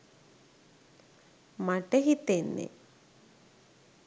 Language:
Sinhala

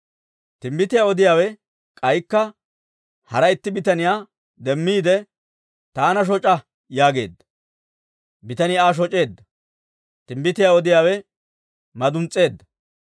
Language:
Dawro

